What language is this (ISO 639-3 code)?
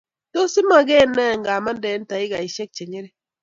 kln